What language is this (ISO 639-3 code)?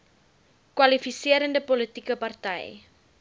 afr